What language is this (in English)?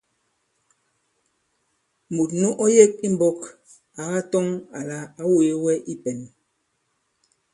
Bankon